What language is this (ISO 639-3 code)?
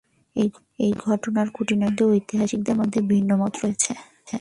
ben